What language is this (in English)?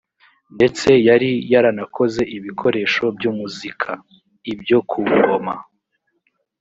Kinyarwanda